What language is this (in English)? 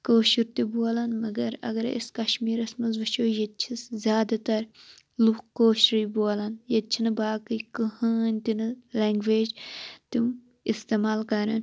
Kashmiri